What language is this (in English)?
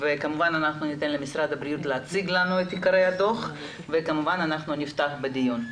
Hebrew